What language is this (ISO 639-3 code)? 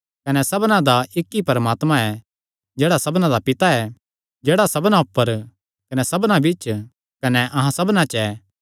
xnr